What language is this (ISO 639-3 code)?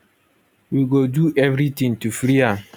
pcm